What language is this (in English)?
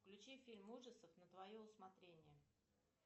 Russian